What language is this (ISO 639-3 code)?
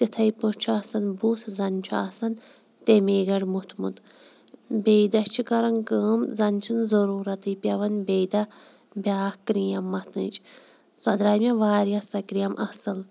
kas